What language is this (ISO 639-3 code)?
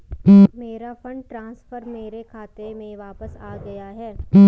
hin